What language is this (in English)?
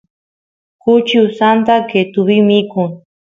Santiago del Estero Quichua